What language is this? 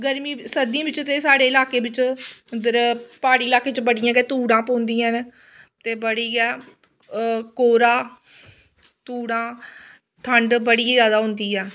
Dogri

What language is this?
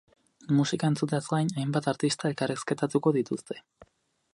Basque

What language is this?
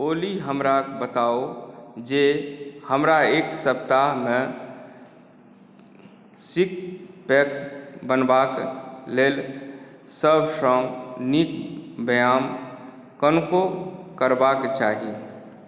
Maithili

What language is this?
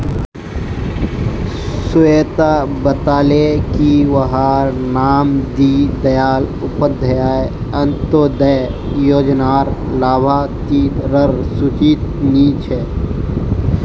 Magahi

